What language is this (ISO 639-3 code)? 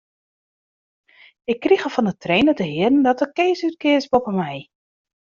fry